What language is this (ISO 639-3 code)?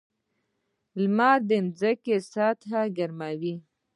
pus